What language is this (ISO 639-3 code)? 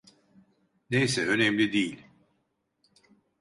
tur